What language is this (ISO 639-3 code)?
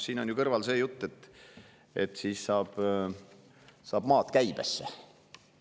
est